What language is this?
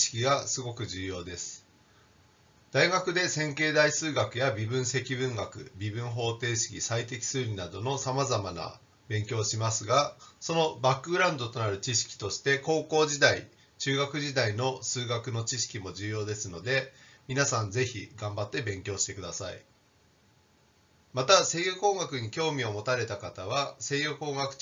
Japanese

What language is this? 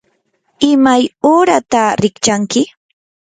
Yanahuanca Pasco Quechua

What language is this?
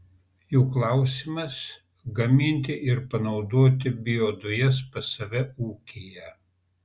Lithuanian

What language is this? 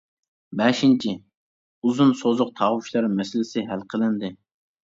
Uyghur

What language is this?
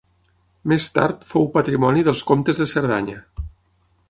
Catalan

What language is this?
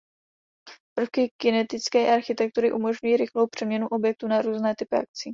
Czech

